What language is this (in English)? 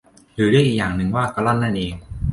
Thai